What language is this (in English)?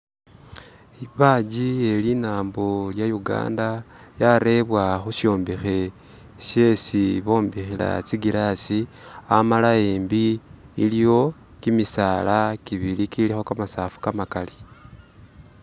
Masaaba